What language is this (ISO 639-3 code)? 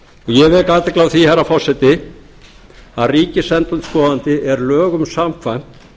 isl